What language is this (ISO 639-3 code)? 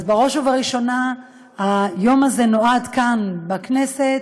heb